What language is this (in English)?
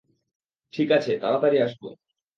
Bangla